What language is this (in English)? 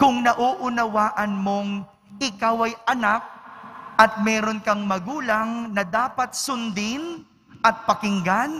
Filipino